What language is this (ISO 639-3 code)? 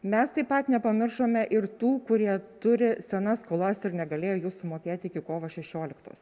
lit